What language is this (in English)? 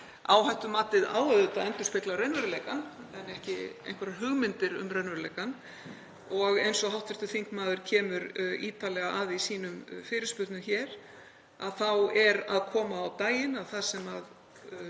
Icelandic